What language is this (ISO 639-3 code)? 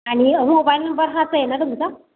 mar